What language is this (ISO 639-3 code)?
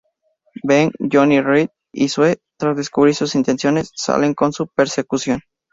spa